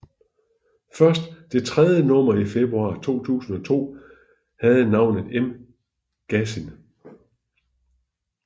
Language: Danish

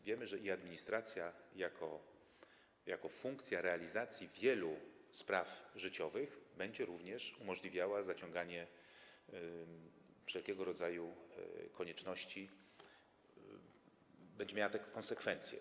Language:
Polish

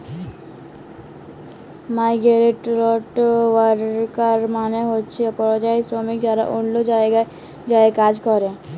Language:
Bangla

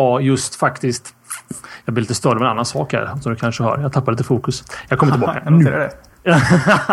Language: Swedish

